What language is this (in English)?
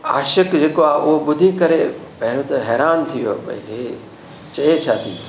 Sindhi